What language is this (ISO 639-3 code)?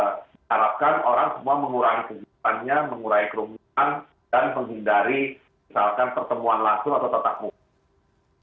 ind